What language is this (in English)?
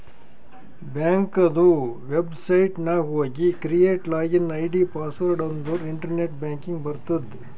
Kannada